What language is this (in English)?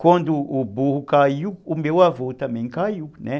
Portuguese